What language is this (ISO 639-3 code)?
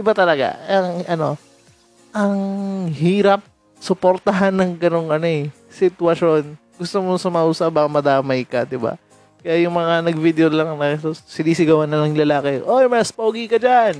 fil